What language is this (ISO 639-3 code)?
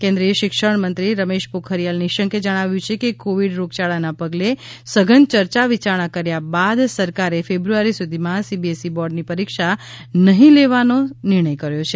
guj